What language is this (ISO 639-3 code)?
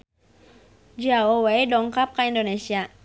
sun